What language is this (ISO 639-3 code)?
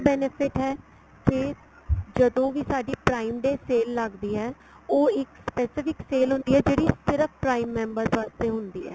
pan